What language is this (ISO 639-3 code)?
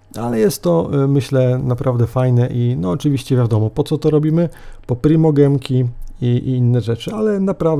pol